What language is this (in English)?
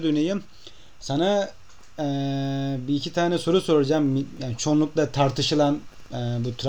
Turkish